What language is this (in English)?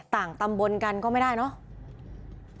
Thai